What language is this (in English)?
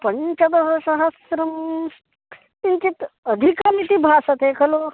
Sanskrit